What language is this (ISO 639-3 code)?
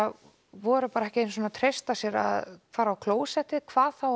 isl